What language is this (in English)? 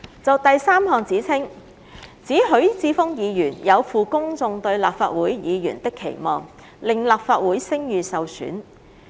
Cantonese